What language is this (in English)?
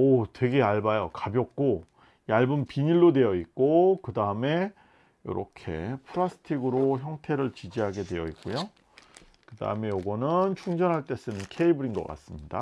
Korean